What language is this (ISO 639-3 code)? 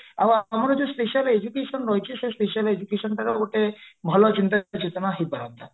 ori